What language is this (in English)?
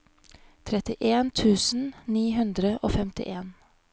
Norwegian